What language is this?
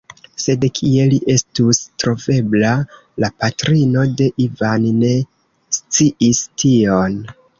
Esperanto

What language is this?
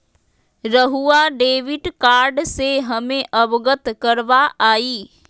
Magahi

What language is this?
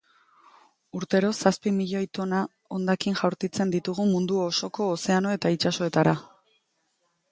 Basque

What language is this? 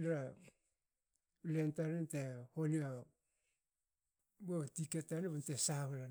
Hakö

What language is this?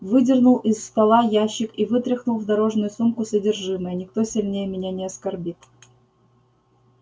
Russian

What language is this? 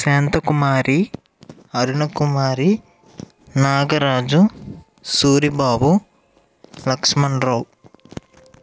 Telugu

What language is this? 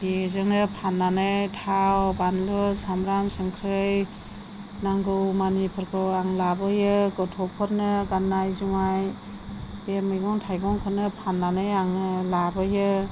Bodo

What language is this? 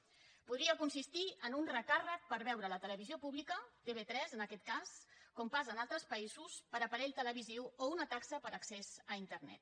Catalan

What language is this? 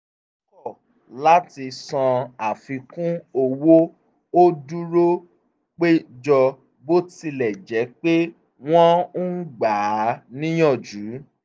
Yoruba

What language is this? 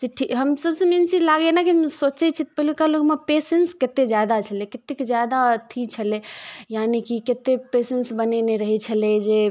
Maithili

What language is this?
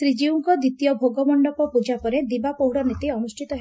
Odia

